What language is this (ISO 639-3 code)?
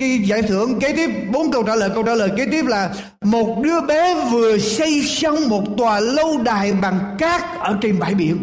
vie